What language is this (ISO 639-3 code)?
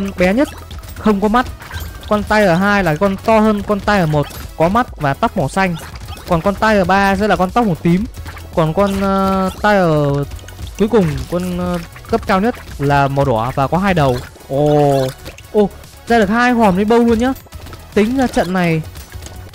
vie